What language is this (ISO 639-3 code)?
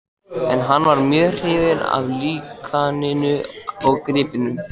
isl